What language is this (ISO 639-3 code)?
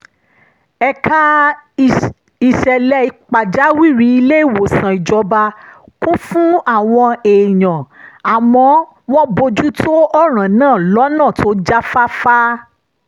yor